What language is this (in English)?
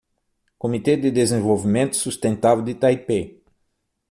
Portuguese